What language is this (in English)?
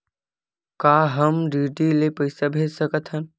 Chhattisgarhi